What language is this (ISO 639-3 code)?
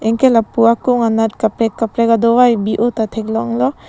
mjw